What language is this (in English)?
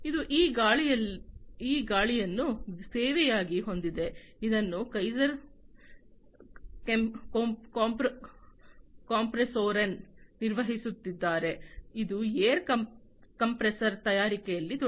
Kannada